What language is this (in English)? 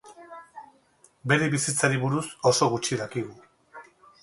Basque